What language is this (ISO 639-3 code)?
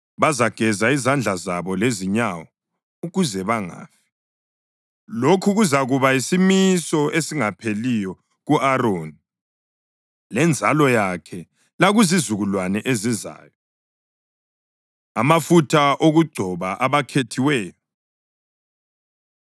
nde